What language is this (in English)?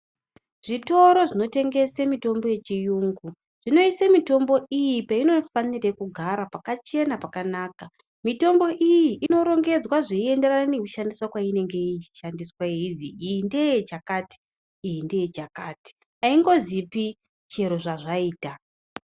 Ndau